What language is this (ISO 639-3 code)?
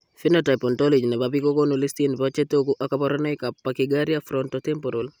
kln